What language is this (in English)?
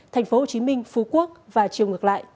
Vietnamese